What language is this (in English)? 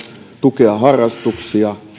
Finnish